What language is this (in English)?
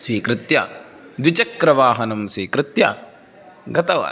Sanskrit